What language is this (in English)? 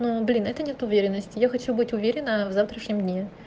Russian